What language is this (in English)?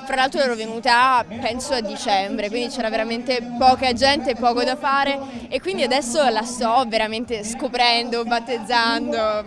Italian